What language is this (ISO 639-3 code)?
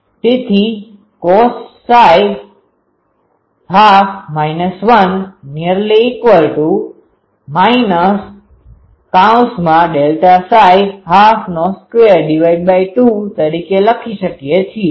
guj